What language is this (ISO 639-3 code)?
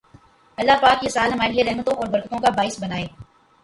urd